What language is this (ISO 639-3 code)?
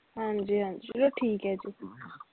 pan